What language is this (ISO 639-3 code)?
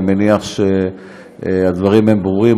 heb